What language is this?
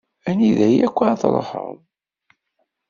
Kabyle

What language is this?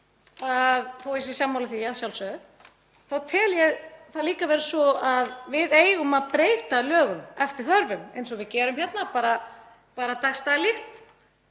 Icelandic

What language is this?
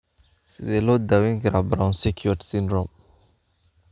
Somali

